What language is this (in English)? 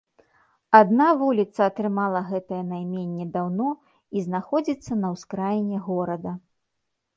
Belarusian